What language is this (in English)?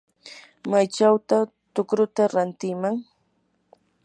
Yanahuanca Pasco Quechua